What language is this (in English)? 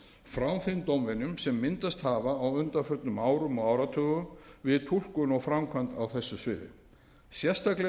Icelandic